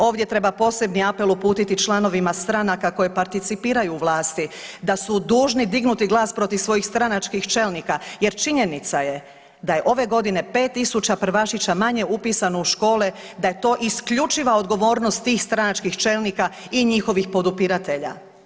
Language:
Croatian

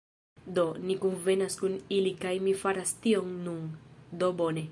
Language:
Esperanto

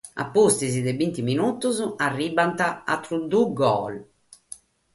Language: Sardinian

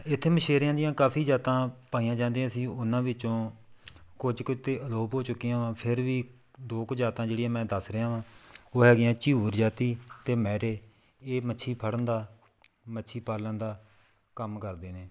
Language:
Punjabi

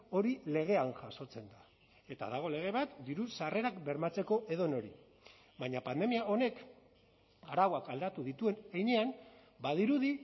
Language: Basque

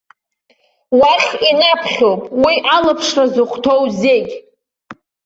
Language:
Abkhazian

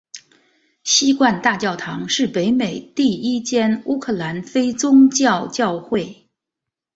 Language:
Chinese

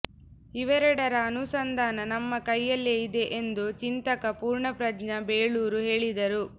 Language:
Kannada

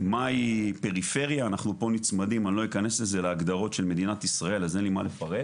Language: Hebrew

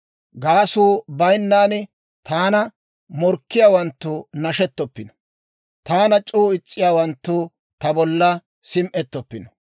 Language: Dawro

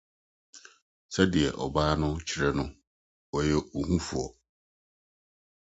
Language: Akan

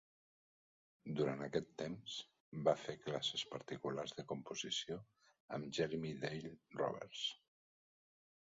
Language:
Catalan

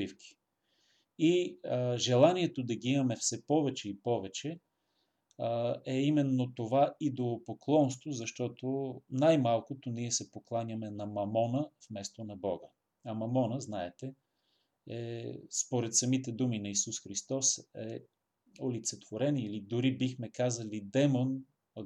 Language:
Bulgarian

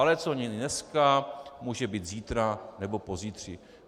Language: Czech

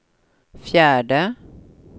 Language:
Swedish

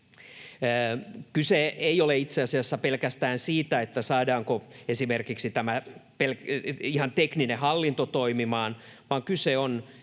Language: Finnish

